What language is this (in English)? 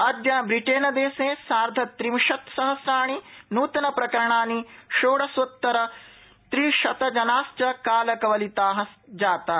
Sanskrit